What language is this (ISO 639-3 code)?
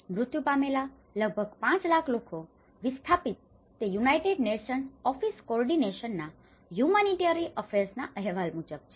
guj